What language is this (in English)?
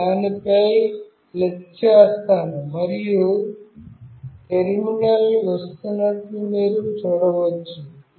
Telugu